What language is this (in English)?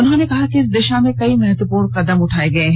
Hindi